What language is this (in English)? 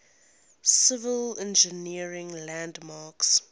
English